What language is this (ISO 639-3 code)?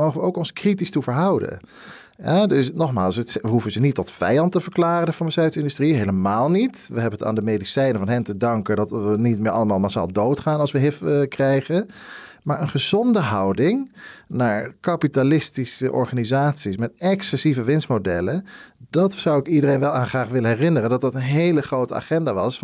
nld